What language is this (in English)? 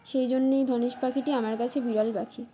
Bangla